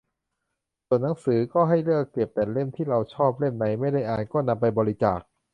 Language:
Thai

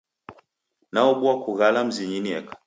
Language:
Taita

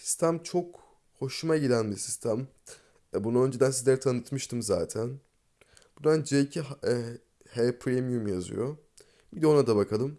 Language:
Turkish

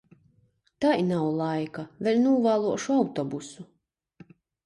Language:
Latgalian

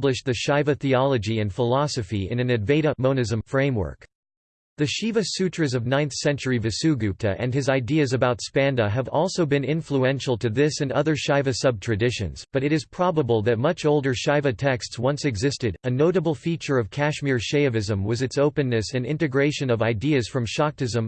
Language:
English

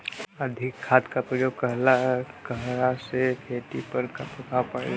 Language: Bhojpuri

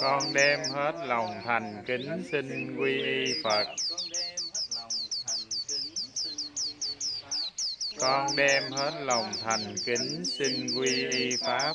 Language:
Vietnamese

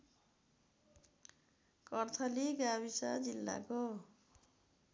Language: Nepali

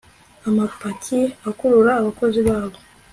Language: Kinyarwanda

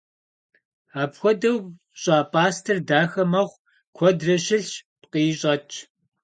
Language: Kabardian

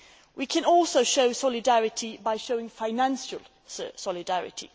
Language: English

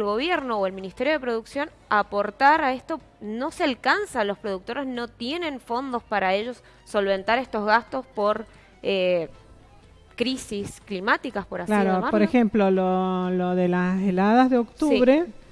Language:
Spanish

